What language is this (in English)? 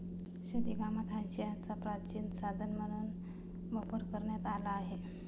Marathi